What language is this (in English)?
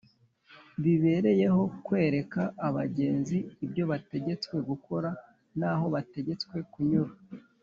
Kinyarwanda